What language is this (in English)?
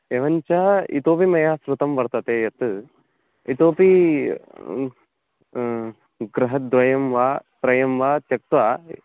Sanskrit